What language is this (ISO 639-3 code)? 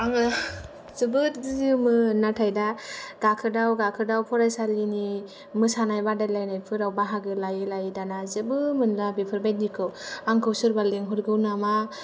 brx